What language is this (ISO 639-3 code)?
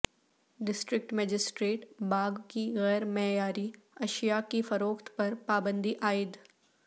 urd